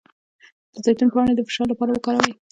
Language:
Pashto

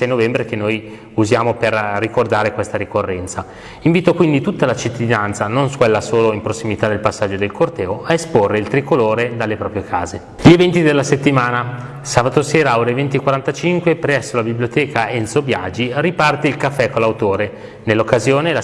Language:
Italian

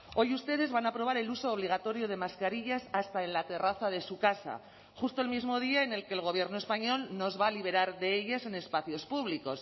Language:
Spanish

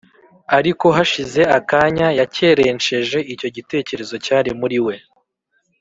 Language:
Kinyarwanda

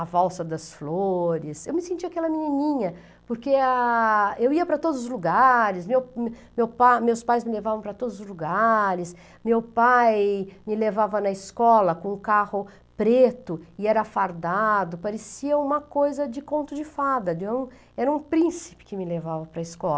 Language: Portuguese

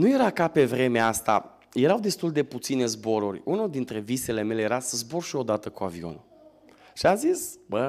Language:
Romanian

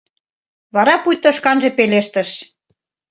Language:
Mari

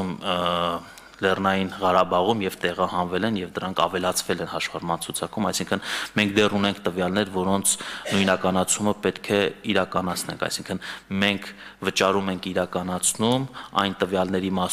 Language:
Romanian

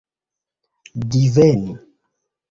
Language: Esperanto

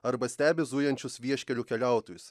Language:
Lithuanian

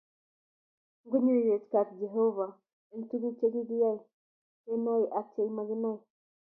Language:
Kalenjin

